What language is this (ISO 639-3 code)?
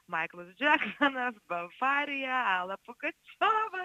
lit